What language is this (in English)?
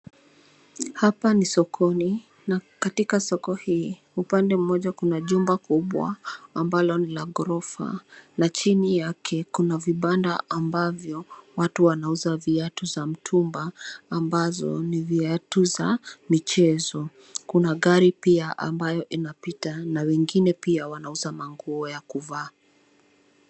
Swahili